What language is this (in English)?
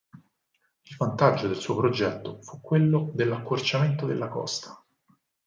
Italian